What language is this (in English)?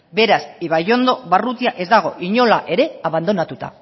Basque